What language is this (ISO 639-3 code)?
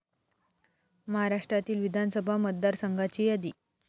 mar